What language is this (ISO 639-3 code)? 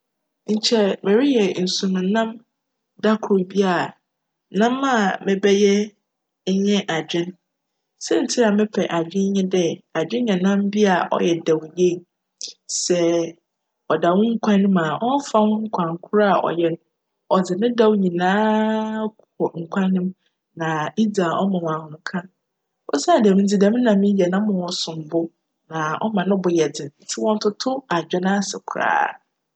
aka